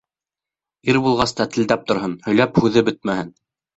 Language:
Bashkir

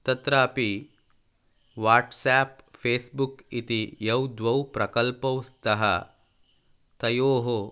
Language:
Sanskrit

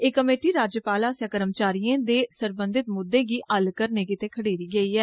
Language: Dogri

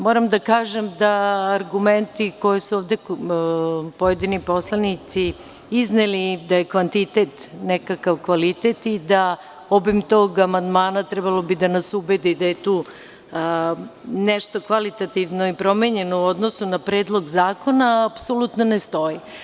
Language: Serbian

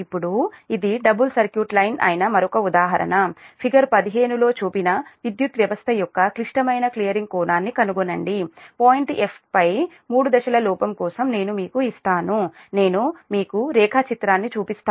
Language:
Telugu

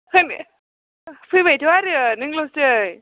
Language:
Bodo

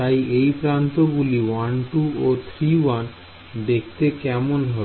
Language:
Bangla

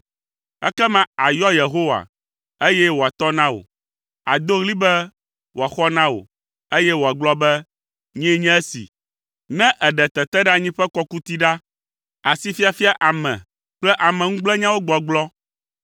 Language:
Ewe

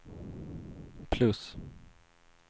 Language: Swedish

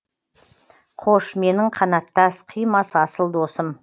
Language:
Kazakh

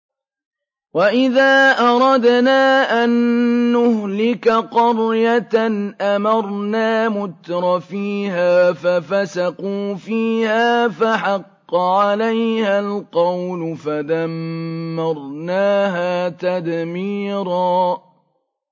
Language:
Arabic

